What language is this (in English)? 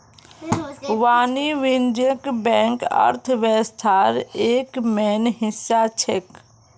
Magahi